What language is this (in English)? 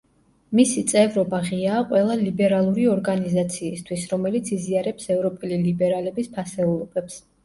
Georgian